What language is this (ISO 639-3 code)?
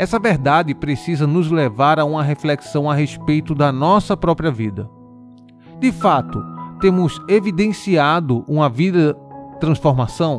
por